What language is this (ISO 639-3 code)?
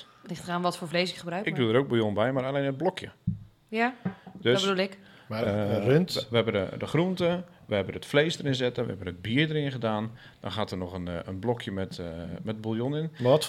nld